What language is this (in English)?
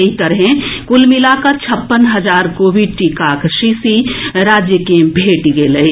Maithili